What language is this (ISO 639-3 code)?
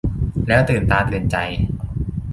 tha